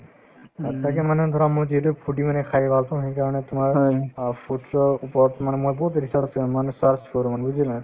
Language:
Assamese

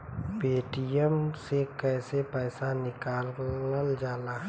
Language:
Bhojpuri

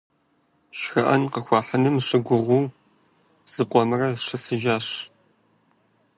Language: Kabardian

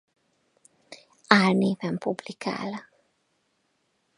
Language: Hungarian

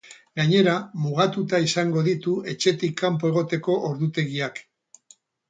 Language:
Basque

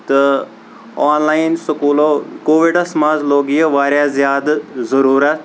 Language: Kashmiri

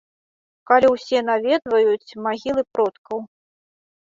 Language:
Belarusian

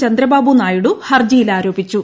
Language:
Malayalam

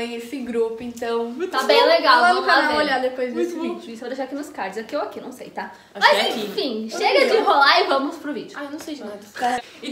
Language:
Portuguese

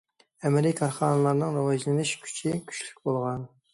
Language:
Uyghur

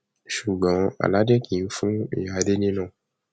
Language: Yoruba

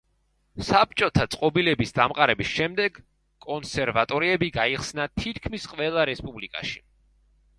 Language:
Georgian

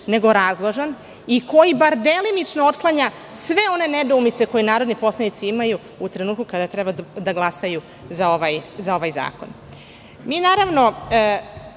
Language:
Serbian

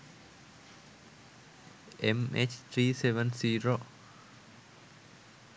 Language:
Sinhala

